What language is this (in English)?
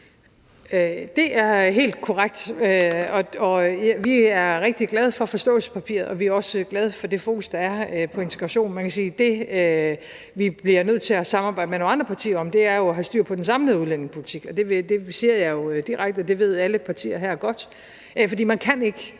Danish